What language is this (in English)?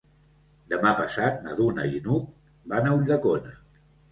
Catalan